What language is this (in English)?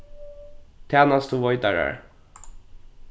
Faroese